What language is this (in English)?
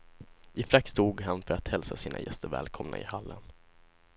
Swedish